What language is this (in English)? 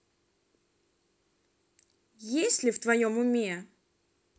Russian